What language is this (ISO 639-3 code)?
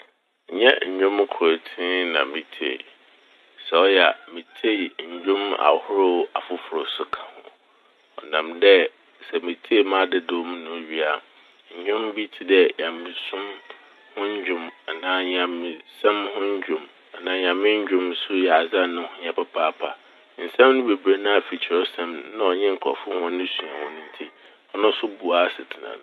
aka